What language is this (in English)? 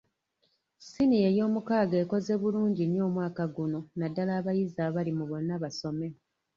Ganda